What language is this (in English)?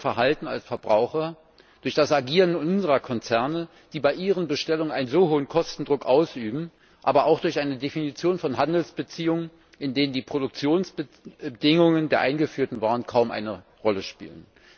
German